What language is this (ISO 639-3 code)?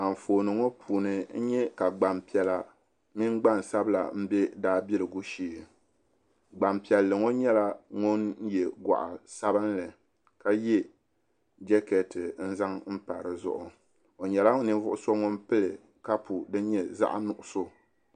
dag